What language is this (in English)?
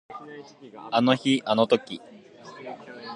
Japanese